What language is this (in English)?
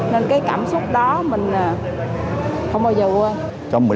Vietnamese